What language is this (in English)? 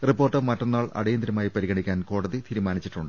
Malayalam